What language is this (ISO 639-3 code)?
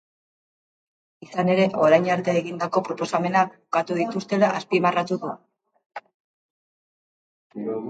eus